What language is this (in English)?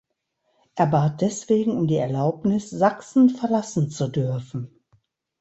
German